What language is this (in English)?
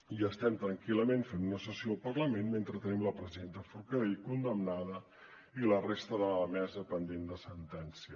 Catalan